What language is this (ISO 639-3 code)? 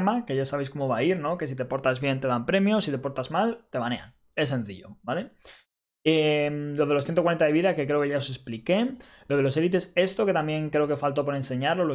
spa